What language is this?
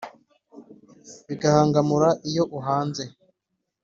Kinyarwanda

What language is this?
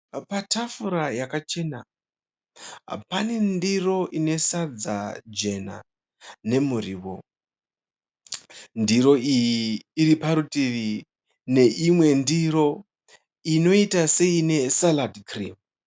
Shona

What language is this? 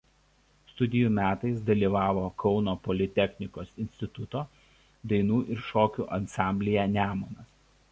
Lithuanian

